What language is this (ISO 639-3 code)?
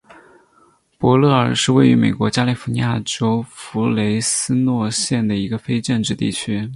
zho